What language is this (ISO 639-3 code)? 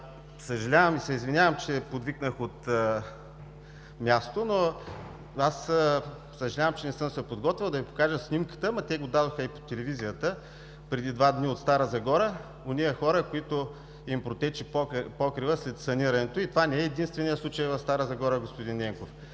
bul